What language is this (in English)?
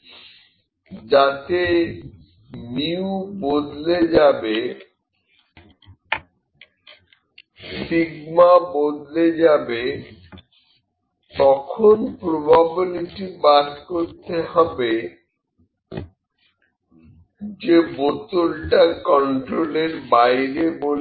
Bangla